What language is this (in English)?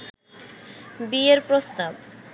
Bangla